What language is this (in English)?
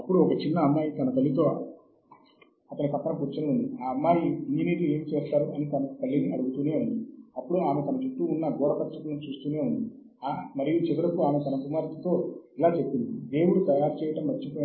Telugu